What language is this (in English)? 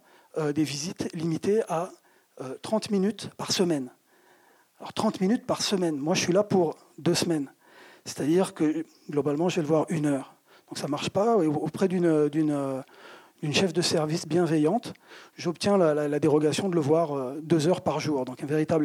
French